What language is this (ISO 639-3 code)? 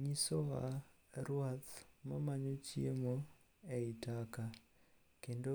luo